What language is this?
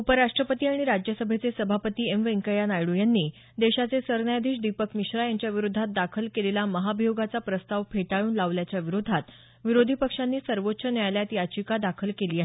Marathi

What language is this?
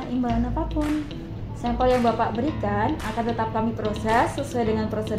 Indonesian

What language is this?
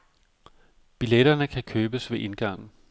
Danish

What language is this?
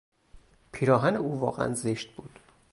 Persian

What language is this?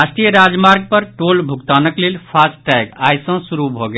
Maithili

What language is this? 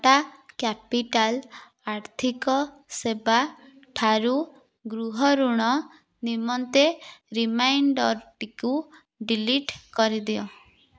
Odia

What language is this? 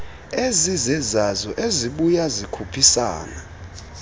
Xhosa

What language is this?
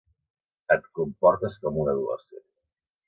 Catalan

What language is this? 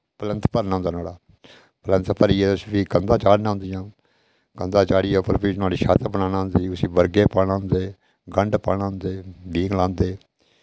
Dogri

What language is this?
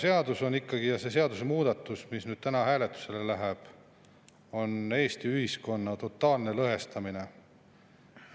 Estonian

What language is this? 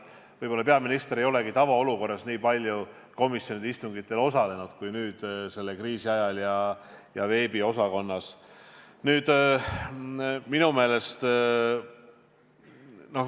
Estonian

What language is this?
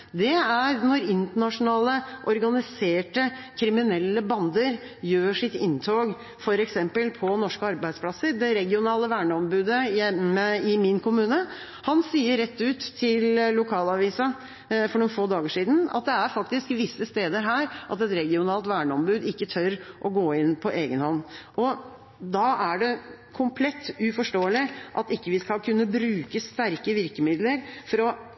Norwegian Bokmål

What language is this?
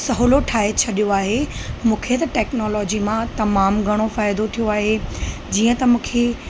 Sindhi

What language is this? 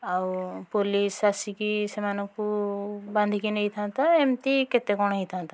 Odia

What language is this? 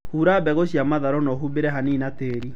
Kikuyu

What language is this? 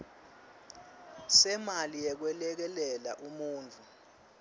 Swati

